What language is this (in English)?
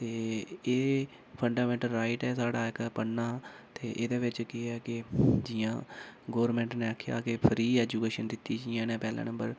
Dogri